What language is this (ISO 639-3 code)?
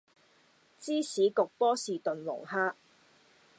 yue